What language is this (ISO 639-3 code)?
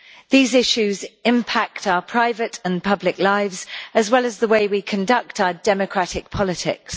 eng